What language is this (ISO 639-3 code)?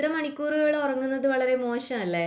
mal